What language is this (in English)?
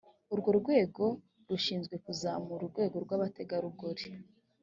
Kinyarwanda